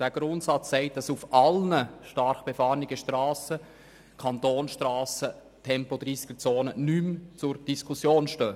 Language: Swiss German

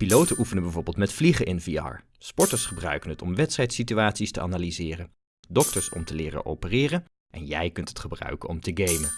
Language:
Dutch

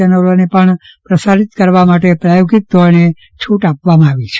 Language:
Gujarati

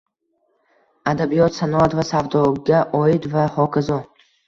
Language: Uzbek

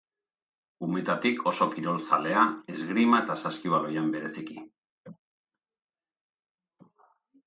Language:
Basque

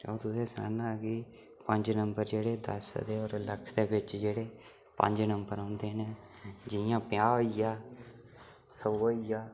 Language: Dogri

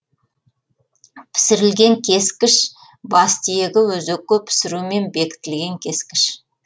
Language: Kazakh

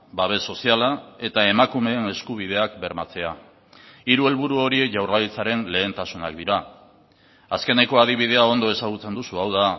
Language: Basque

